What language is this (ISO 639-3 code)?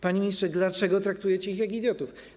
pol